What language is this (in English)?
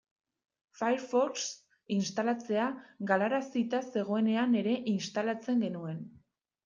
Basque